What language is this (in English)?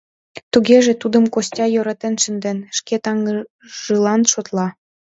Mari